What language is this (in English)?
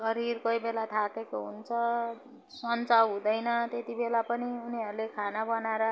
Nepali